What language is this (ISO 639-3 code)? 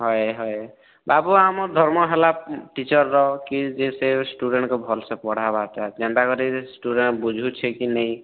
ori